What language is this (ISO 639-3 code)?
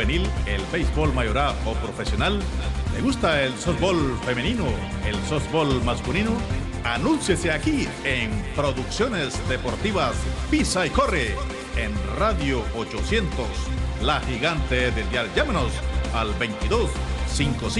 spa